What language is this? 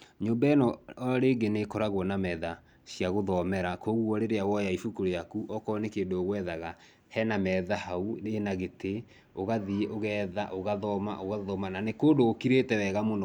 Kikuyu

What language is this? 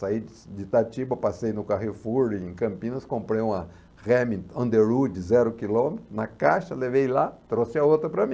Portuguese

